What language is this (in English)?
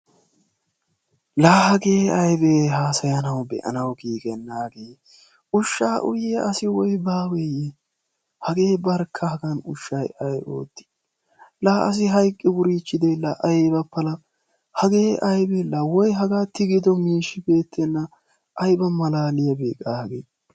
Wolaytta